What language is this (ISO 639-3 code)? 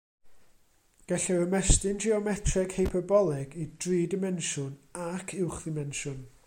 cym